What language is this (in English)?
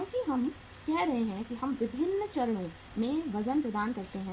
Hindi